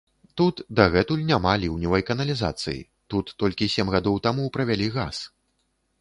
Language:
Belarusian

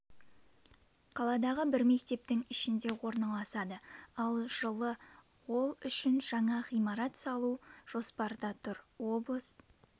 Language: Kazakh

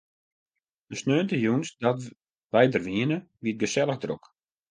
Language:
Western Frisian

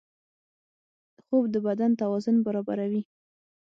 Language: Pashto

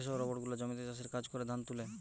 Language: Bangla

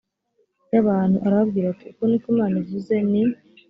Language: Kinyarwanda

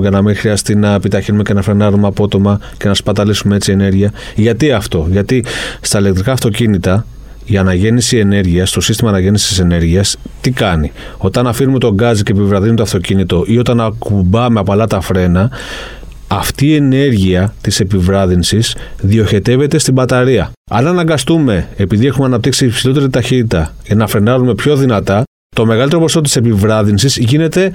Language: Greek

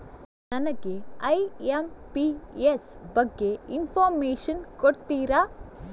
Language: Kannada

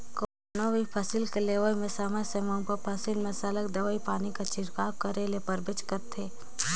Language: Chhattisgarhi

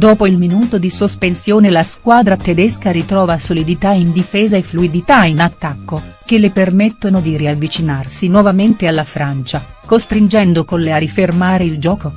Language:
Italian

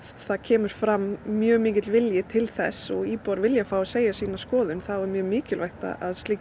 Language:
Icelandic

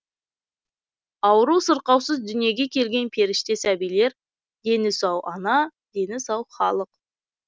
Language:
Kazakh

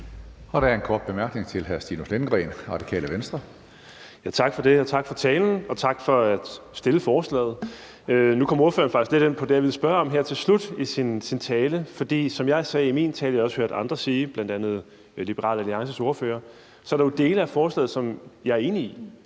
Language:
Danish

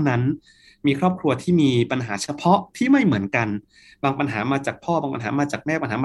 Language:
Thai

